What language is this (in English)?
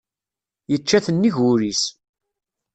Kabyle